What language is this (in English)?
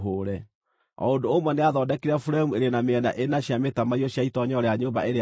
Kikuyu